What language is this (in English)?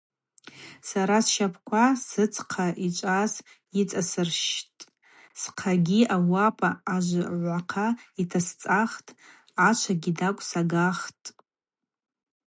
Abaza